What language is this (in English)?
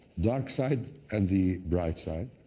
English